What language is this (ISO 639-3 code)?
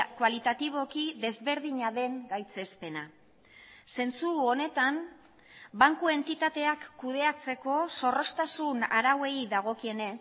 eus